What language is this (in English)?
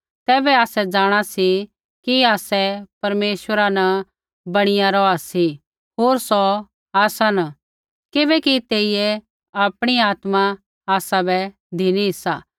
Kullu Pahari